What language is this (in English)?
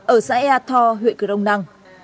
Vietnamese